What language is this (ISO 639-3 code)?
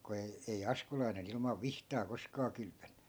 fin